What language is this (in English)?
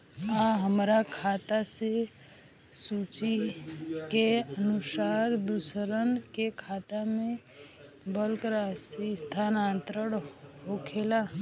Bhojpuri